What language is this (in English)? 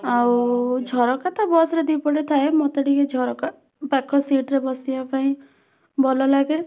Odia